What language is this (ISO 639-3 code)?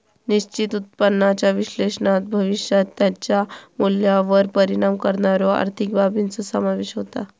mar